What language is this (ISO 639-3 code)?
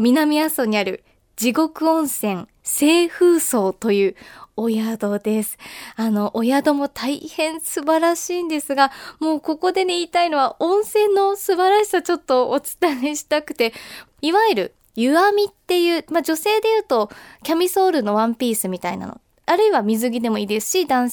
jpn